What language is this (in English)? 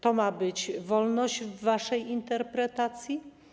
Polish